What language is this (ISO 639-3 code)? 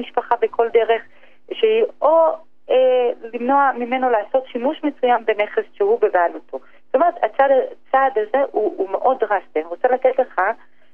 heb